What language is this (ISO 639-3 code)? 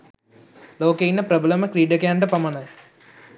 sin